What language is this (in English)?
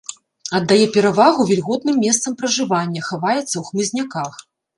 Belarusian